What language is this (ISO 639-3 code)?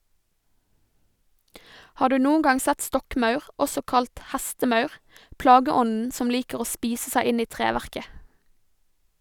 nor